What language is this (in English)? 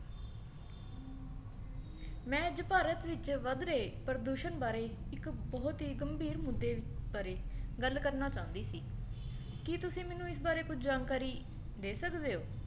Punjabi